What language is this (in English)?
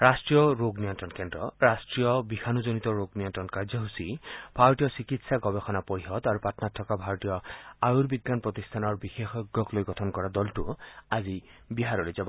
Assamese